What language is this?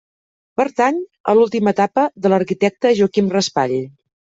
Catalan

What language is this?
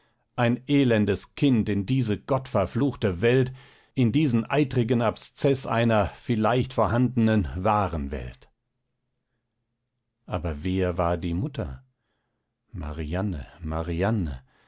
German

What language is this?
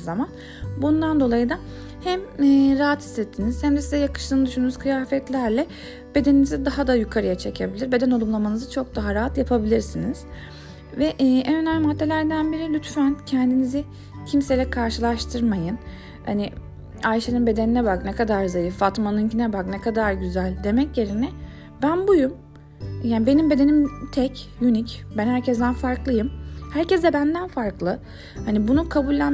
Turkish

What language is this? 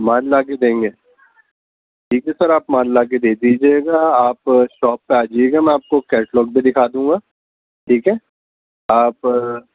Urdu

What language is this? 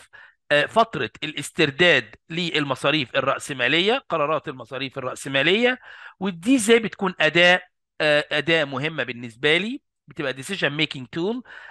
Arabic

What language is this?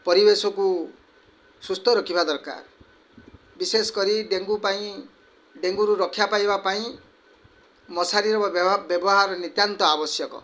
Odia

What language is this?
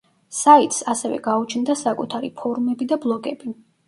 Georgian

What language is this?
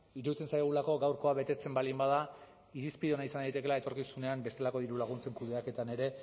Basque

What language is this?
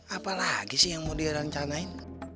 Indonesian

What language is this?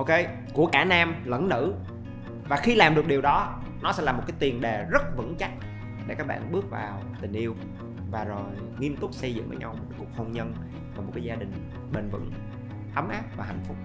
Vietnamese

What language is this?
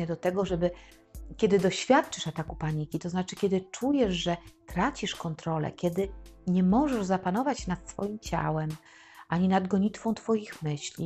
Polish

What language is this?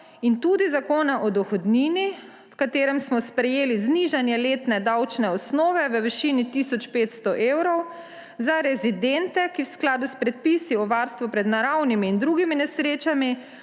Slovenian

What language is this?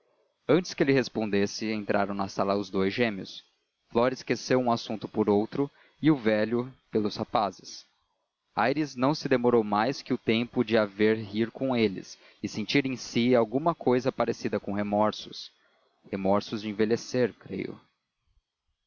Portuguese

